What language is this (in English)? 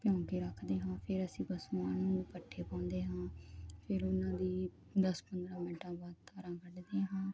Punjabi